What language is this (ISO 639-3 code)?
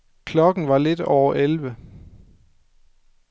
dan